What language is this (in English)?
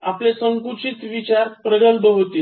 Marathi